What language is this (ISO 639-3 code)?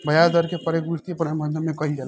bho